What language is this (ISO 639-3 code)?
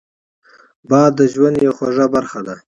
pus